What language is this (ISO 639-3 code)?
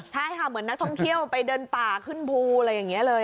tha